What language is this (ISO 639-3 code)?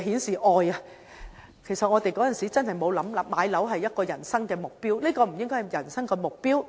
yue